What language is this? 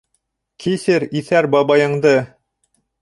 Bashkir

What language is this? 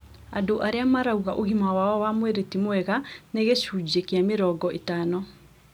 Kikuyu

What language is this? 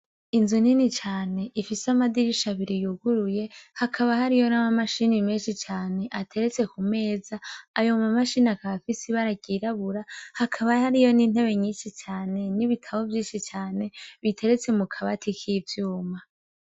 Rundi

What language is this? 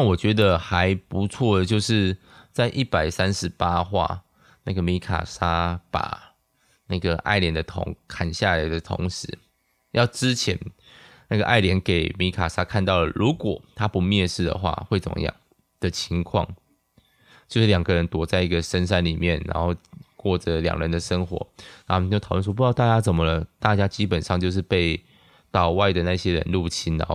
Chinese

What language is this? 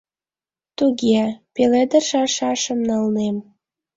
Mari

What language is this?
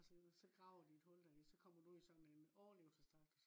Danish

